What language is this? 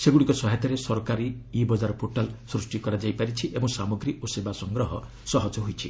Odia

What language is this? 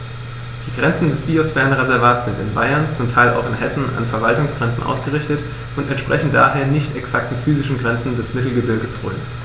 German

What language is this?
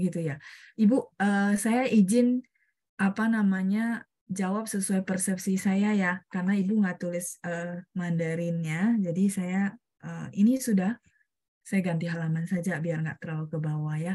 Indonesian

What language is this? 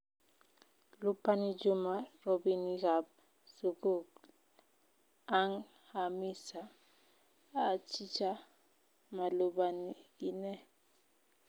Kalenjin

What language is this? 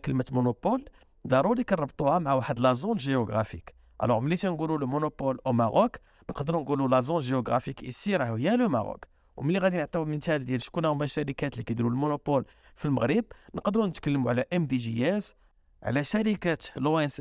Arabic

